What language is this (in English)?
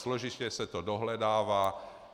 Czech